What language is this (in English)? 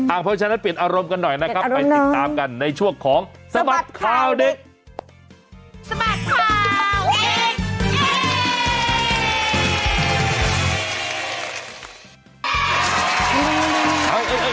Thai